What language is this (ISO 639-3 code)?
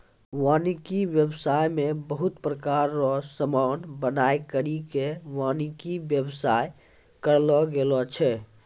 mai